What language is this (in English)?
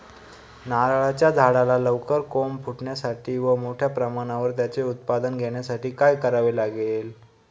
Marathi